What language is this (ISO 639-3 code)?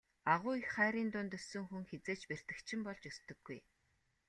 mon